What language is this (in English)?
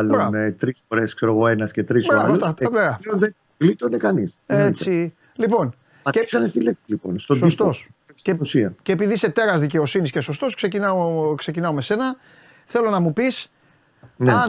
Greek